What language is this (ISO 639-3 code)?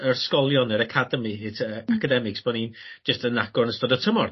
cym